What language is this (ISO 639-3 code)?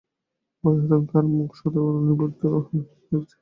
ben